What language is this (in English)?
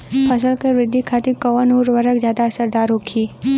Bhojpuri